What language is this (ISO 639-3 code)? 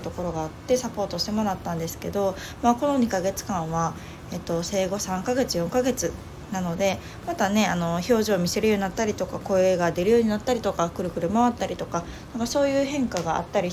jpn